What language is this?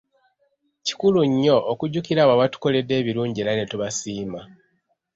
Ganda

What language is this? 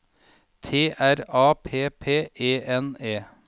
Norwegian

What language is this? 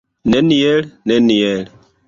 Esperanto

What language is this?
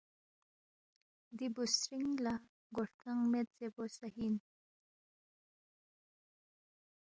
Balti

